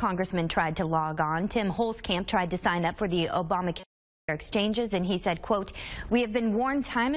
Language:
English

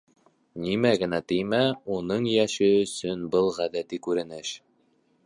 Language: Bashkir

